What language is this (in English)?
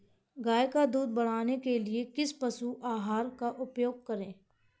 Hindi